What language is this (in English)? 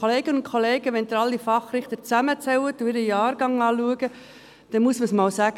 Swiss German